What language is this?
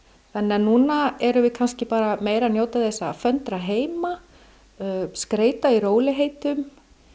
Icelandic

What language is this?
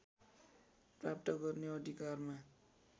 Nepali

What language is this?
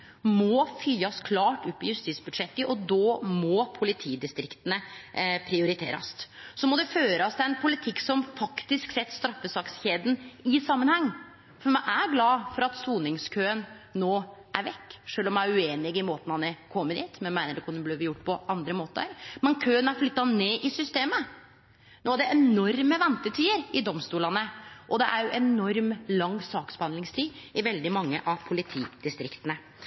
Norwegian Nynorsk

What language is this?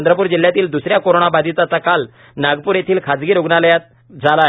Marathi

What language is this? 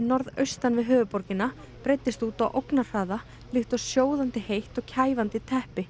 Icelandic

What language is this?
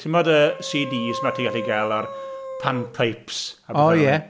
Welsh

